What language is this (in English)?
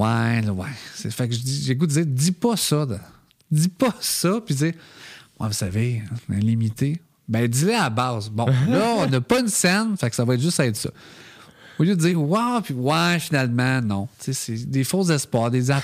French